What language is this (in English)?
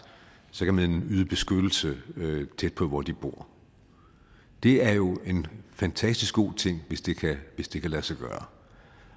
Danish